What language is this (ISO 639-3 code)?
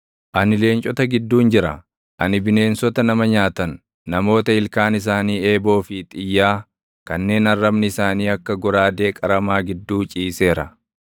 orm